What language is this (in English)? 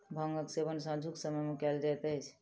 Maithili